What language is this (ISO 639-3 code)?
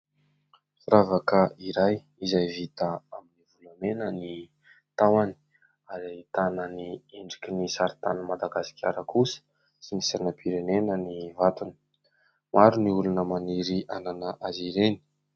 mlg